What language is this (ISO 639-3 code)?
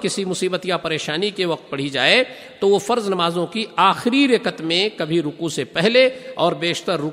urd